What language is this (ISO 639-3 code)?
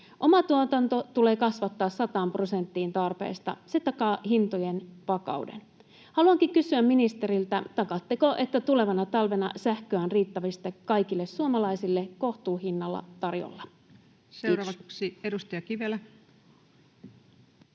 fin